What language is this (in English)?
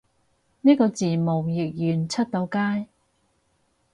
Cantonese